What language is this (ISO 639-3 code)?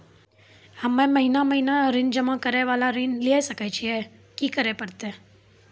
mai